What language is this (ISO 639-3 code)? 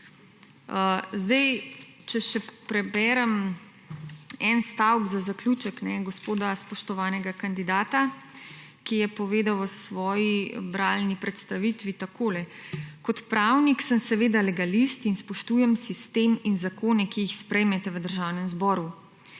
slv